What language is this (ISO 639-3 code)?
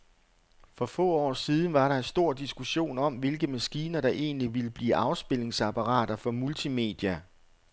dan